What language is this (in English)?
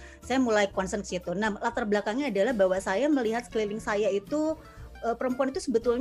Indonesian